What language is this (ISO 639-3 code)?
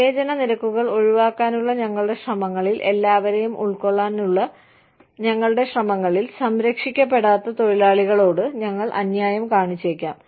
mal